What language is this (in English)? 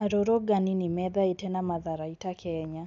Kikuyu